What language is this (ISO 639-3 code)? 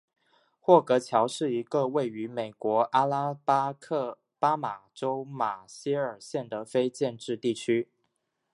zho